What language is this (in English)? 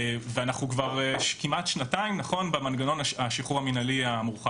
Hebrew